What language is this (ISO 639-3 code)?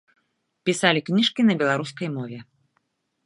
bel